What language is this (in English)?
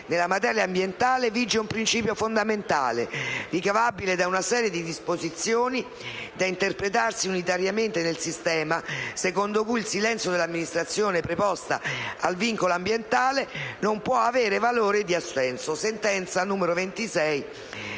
Italian